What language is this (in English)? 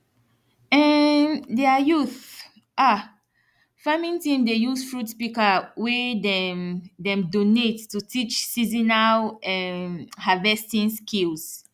Nigerian Pidgin